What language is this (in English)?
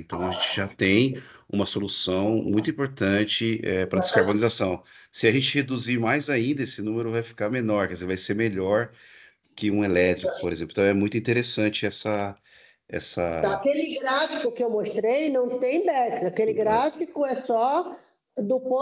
Portuguese